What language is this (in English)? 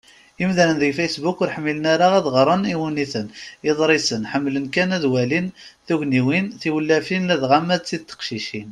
Kabyle